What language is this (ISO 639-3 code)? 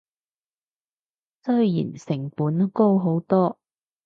yue